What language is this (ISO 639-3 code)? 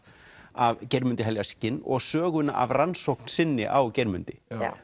isl